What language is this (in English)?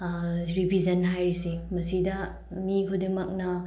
Manipuri